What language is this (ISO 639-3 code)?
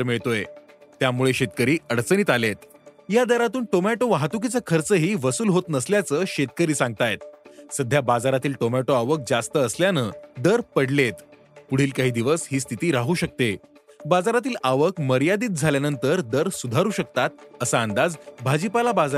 mar